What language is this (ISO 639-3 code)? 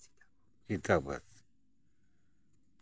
sat